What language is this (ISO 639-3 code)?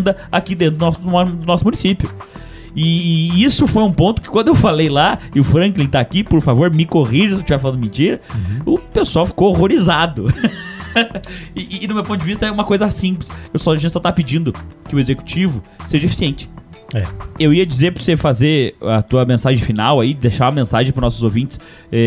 por